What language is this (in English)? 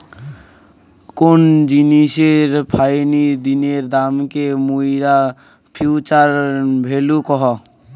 Bangla